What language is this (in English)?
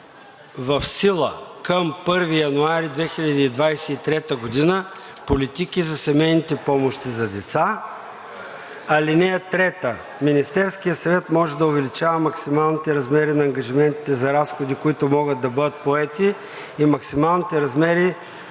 Bulgarian